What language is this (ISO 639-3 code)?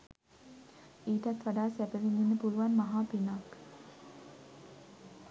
sin